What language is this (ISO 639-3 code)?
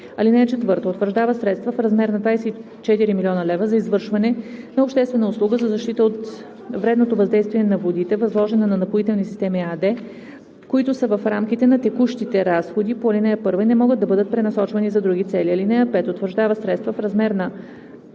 bul